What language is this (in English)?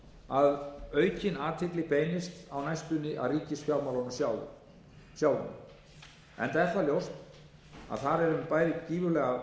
Icelandic